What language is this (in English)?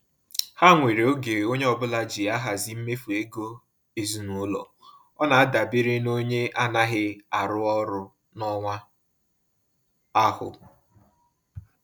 Igbo